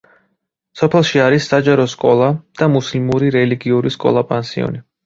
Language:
Georgian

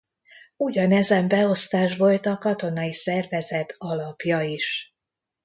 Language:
Hungarian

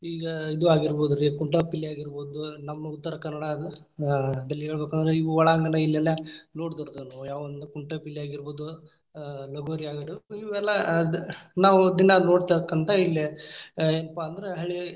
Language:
Kannada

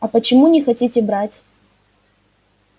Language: Russian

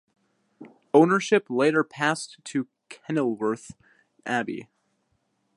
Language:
English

